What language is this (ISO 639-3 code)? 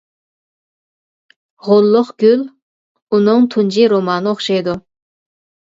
uig